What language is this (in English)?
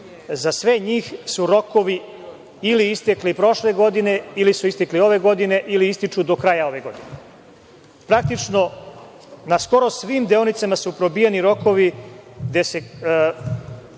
Serbian